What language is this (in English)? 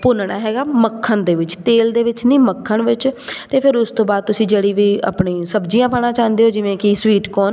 Punjabi